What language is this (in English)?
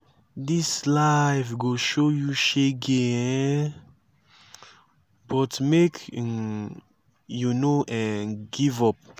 Nigerian Pidgin